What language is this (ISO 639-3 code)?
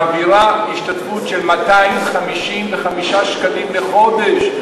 heb